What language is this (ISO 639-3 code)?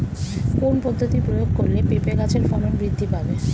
ben